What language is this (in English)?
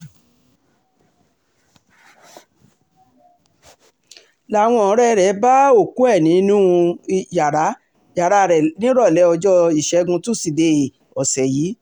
Yoruba